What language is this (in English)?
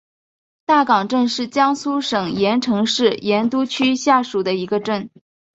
Chinese